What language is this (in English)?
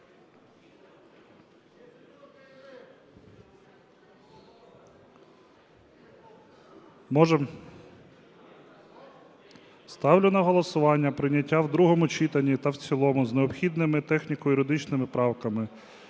Ukrainian